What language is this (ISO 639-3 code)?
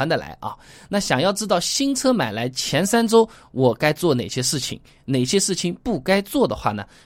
zho